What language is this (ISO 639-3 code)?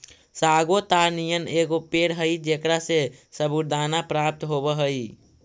mag